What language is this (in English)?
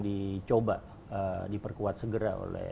Indonesian